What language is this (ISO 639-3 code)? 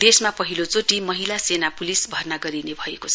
nep